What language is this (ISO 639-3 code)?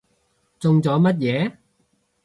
yue